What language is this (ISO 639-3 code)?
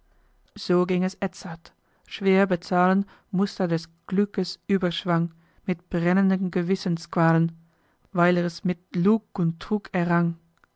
deu